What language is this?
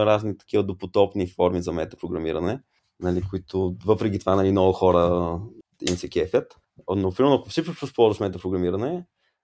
Bulgarian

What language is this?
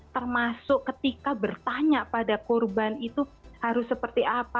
Indonesian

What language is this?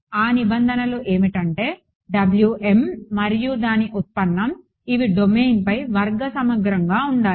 Telugu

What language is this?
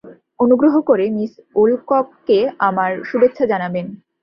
Bangla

